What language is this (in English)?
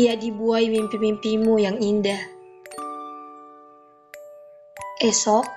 Indonesian